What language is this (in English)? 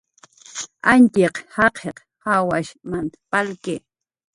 Jaqaru